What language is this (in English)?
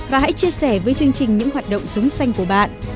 Vietnamese